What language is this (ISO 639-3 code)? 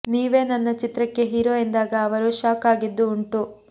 kan